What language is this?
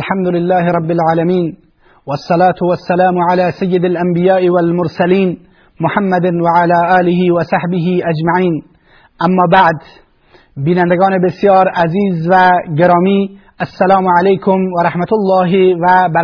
Persian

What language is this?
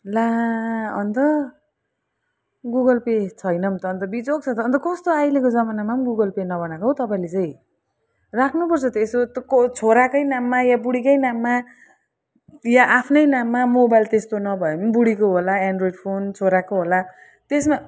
Nepali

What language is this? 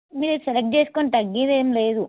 Telugu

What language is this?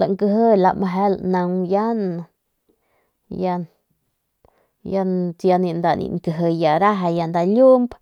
Northern Pame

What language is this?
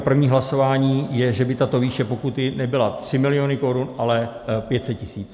Czech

